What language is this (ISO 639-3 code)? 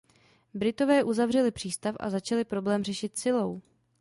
ces